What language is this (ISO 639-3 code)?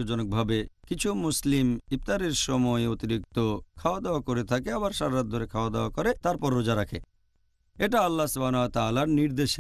tur